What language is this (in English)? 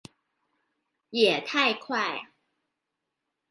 Chinese